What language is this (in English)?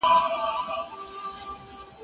Pashto